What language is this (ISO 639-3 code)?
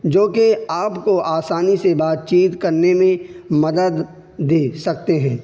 urd